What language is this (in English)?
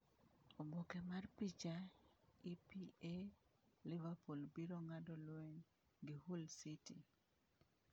Luo (Kenya and Tanzania)